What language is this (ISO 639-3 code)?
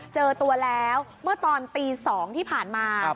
tha